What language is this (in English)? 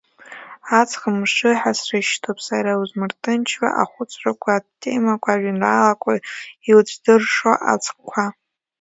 Abkhazian